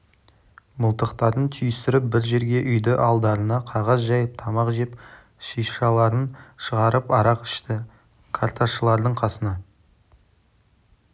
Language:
Kazakh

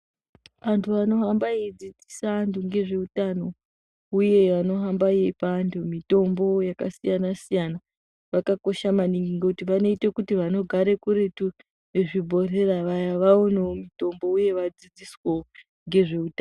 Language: Ndau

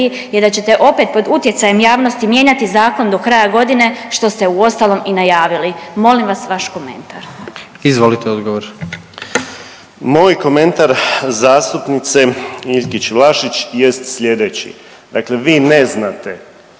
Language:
Croatian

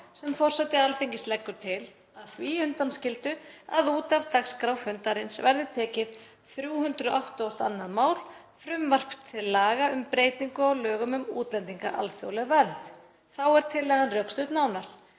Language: Icelandic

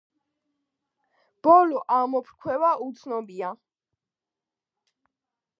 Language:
Georgian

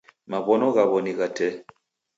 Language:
Taita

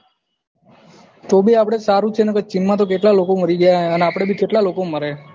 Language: Gujarati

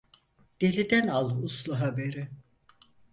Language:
Turkish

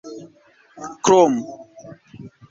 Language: Esperanto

